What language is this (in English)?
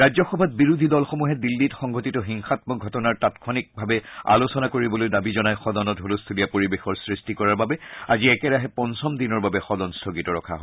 Assamese